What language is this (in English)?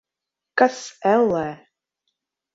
Latvian